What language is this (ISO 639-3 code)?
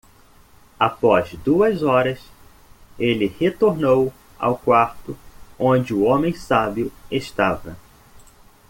por